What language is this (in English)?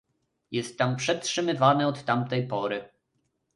Polish